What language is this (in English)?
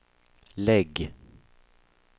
Swedish